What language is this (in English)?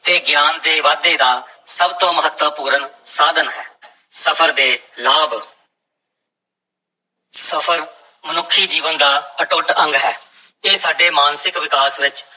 Punjabi